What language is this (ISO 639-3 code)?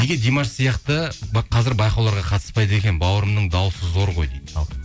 kaz